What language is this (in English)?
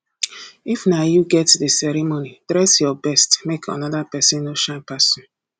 Nigerian Pidgin